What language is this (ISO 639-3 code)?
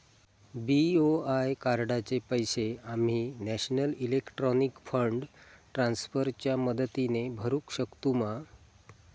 mar